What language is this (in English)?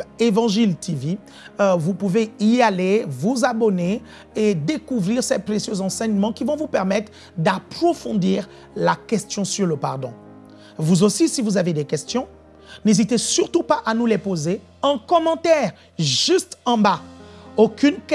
French